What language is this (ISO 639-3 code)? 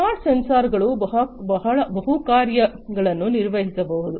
kan